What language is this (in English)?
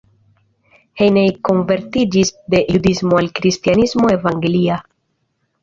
Esperanto